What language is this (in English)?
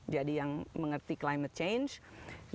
Indonesian